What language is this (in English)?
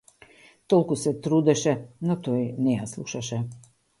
Macedonian